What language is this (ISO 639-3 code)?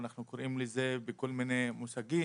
heb